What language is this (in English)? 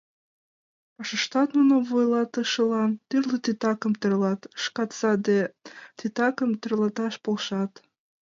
Mari